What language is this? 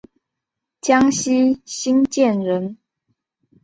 Chinese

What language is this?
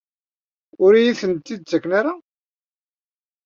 Kabyle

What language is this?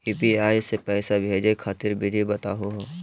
Magahi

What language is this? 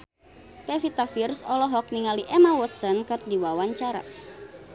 Sundanese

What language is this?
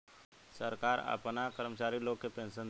Bhojpuri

